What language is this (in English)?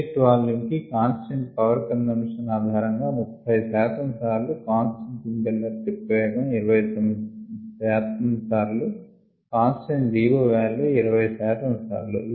Telugu